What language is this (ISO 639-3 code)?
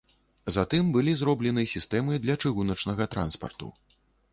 bel